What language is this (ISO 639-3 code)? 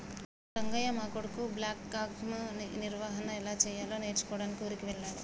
tel